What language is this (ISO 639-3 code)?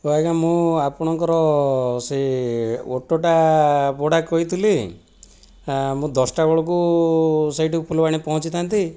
ori